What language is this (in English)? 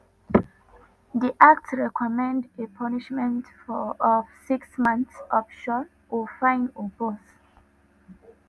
Nigerian Pidgin